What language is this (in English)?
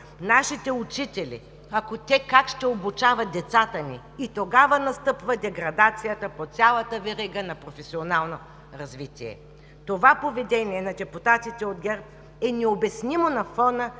Bulgarian